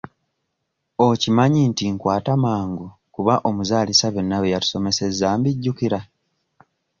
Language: Ganda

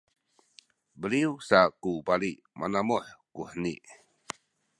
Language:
Sakizaya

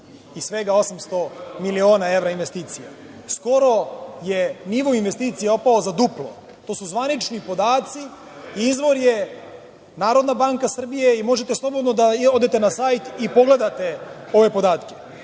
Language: Serbian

